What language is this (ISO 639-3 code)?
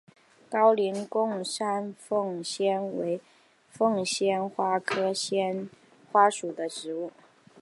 zho